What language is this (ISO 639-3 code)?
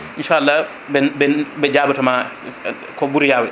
ful